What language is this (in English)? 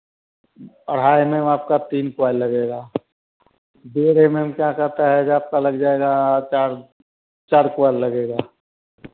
Hindi